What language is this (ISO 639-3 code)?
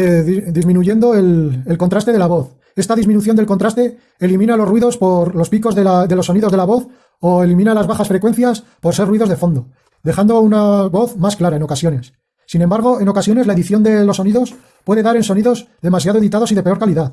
spa